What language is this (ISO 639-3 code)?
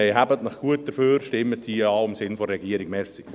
gsw